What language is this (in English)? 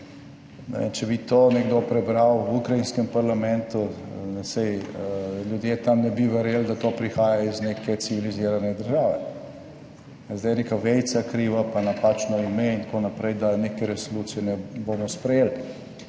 Slovenian